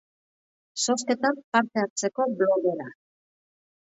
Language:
Basque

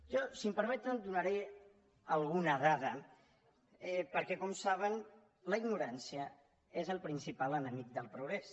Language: Catalan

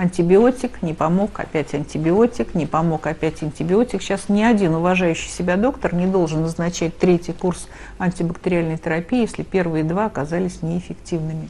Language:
Russian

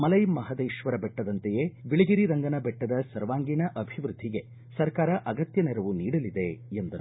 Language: Kannada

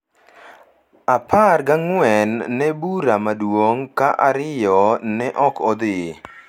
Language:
Luo (Kenya and Tanzania)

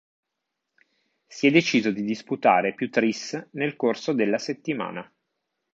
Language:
Italian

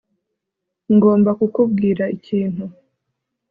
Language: Kinyarwanda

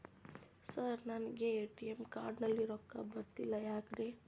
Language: Kannada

